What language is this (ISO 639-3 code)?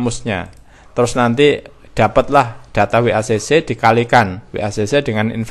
ind